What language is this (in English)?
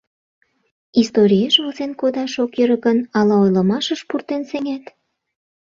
Mari